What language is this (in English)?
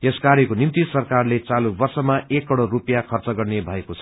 Nepali